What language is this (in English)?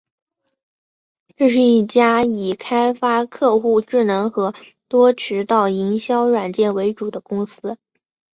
Chinese